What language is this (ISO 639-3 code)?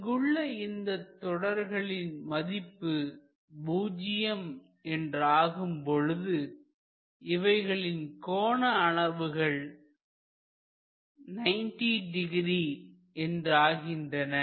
tam